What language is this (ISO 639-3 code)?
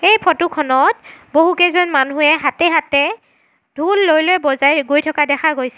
asm